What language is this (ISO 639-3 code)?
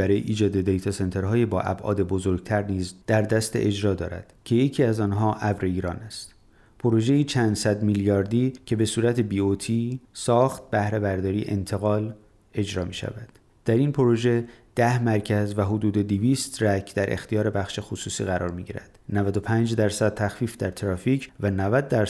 fas